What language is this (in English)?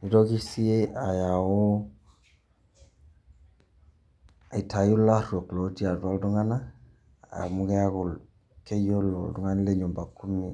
Masai